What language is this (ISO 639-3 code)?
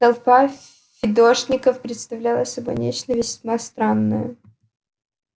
rus